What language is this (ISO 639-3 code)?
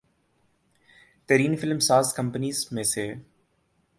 urd